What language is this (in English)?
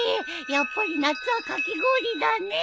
Japanese